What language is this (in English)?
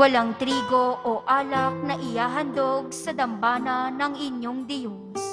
Filipino